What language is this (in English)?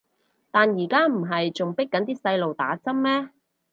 Cantonese